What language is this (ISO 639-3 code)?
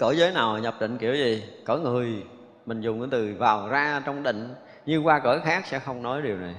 vie